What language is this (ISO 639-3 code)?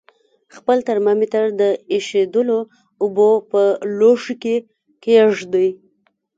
pus